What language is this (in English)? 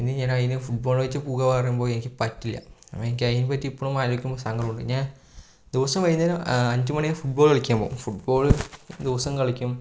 Malayalam